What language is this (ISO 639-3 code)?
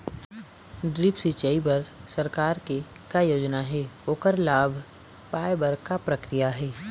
hne